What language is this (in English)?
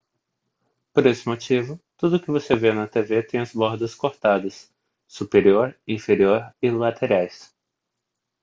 Portuguese